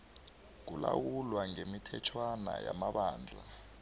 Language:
South Ndebele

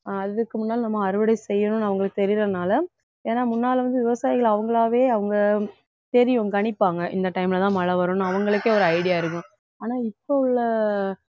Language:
Tamil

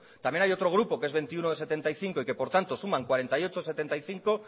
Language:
Spanish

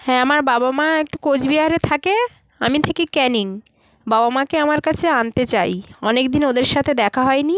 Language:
Bangla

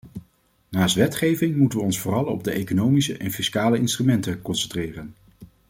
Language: Dutch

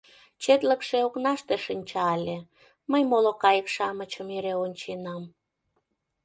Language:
Mari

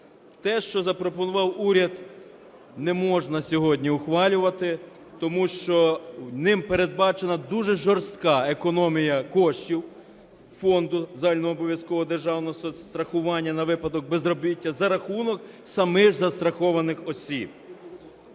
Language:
Ukrainian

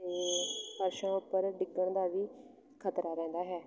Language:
Punjabi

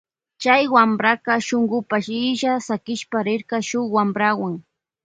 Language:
Loja Highland Quichua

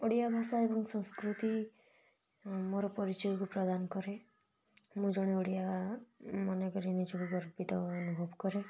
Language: Odia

